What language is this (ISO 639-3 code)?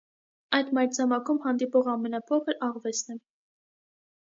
hye